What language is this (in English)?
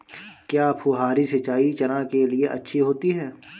Hindi